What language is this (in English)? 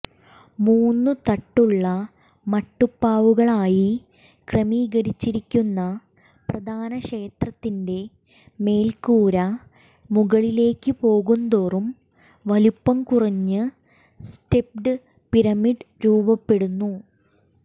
Malayalam